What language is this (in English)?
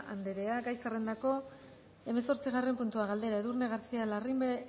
Basque